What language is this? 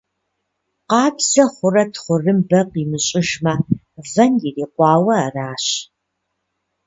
Kabardian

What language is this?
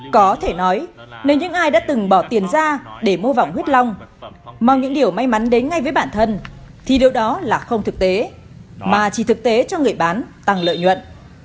Vietnamese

